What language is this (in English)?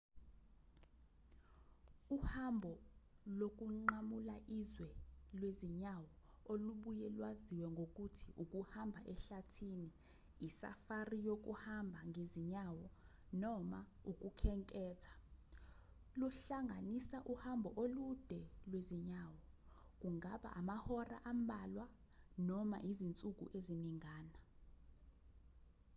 Zulu